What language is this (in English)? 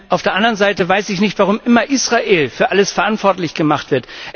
German